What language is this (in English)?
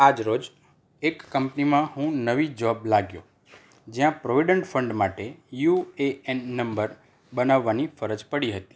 Gujarati